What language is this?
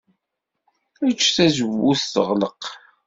Kabyle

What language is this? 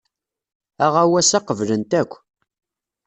Kabyle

